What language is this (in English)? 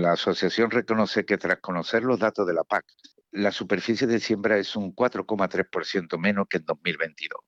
Spanish